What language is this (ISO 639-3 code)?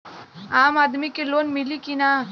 bho